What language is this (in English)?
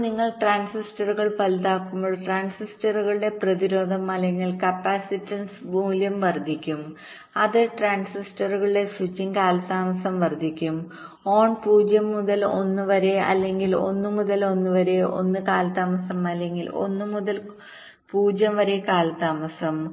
Malayalam